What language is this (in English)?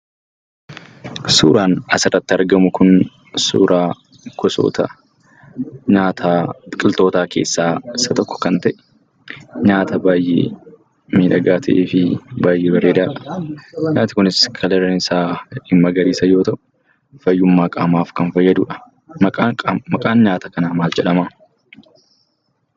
Oromo